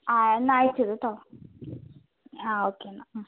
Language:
Malayalam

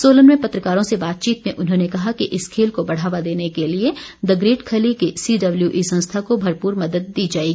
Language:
Hindi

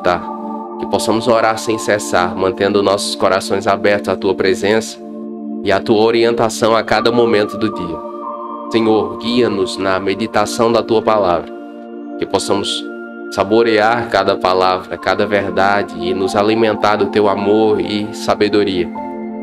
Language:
Portuguese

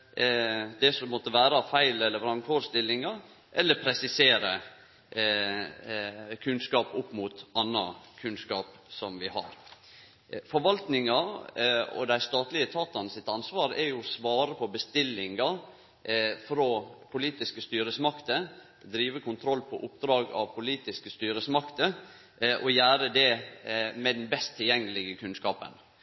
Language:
Norwegian Nynorsk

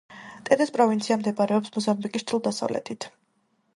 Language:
Georgian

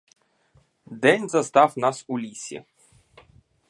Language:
Ukrainian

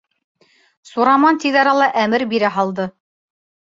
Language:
Bashkir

